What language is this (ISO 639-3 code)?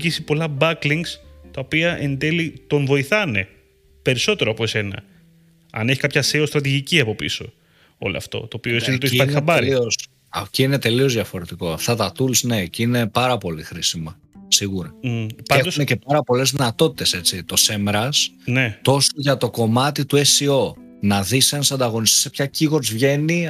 ell